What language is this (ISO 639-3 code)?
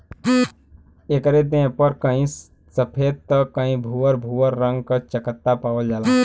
bho